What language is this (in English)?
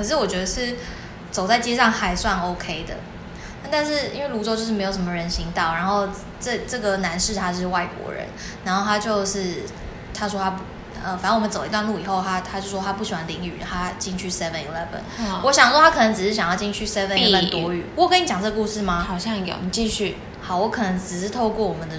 Chinese